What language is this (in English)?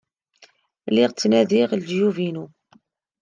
Kabyle